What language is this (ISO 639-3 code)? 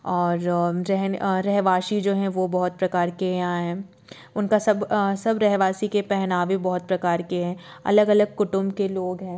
hin